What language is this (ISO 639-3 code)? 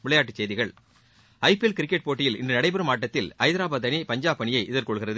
tam